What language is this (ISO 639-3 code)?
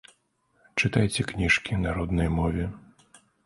bel